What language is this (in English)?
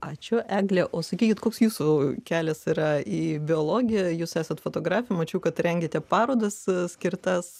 Lithuanian